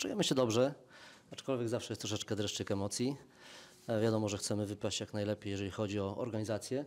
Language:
Polish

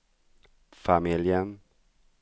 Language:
Swedish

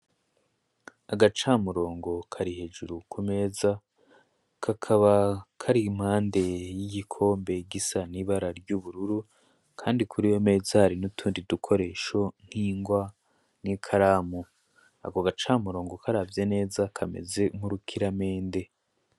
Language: Rundi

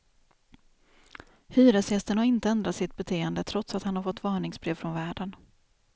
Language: Swedish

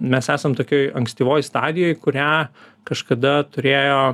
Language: Lithuanian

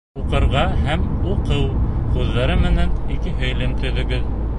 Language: Bashkir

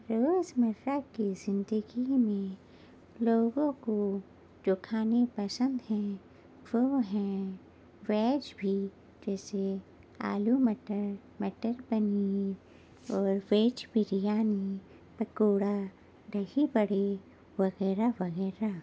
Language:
Urdu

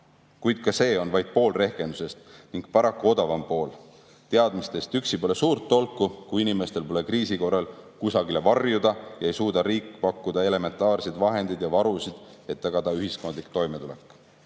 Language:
Estonian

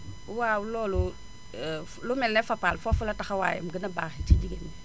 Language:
Wolof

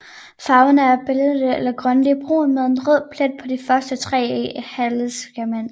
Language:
Danish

